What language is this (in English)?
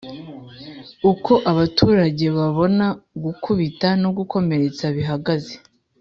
Kinyarwanda